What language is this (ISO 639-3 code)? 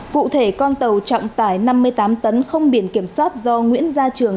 vie